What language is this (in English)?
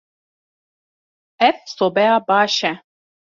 Kurdish